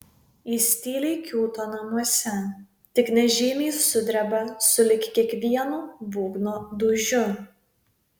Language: Lithuanian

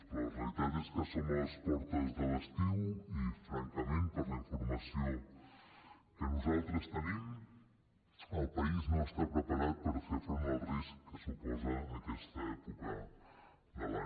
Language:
Catalan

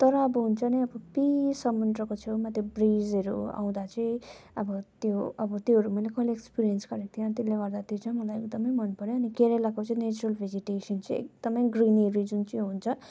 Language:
Nepali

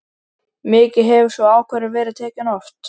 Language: Icelandic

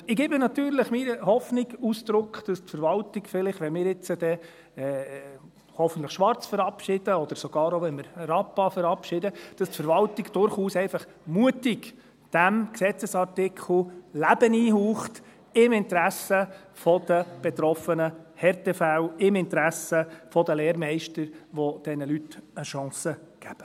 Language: Swiss German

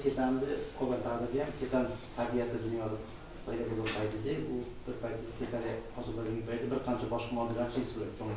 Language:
Turkish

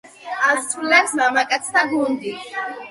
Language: Georgian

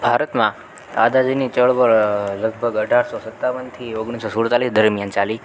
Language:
Gujarati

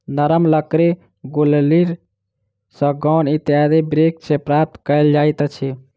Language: Maithili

